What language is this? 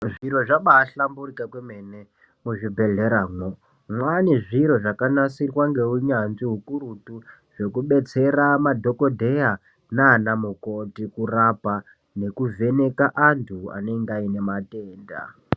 Ndau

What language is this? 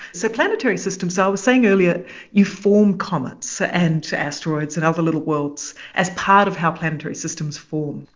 English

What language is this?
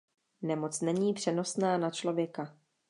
Czech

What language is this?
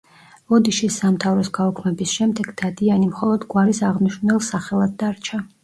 Georgian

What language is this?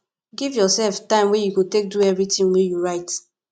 Nigerian Pidgin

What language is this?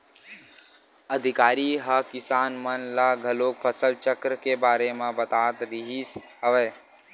Chhattisgarhi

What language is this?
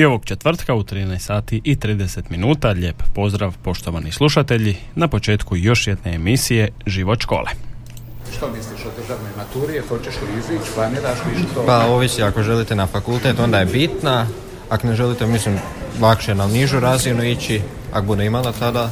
Croatian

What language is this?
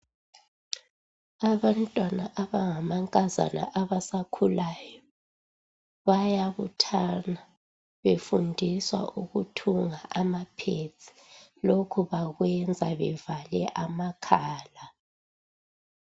North Ndebele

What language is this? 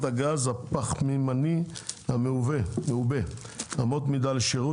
Hebrew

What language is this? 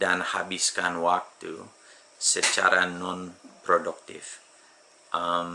Indonesian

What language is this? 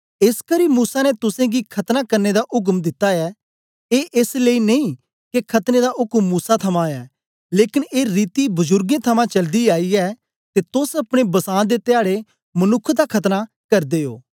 Dogri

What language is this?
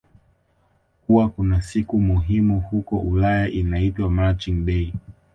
Swahili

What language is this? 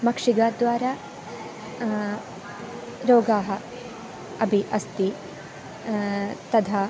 Sanskrit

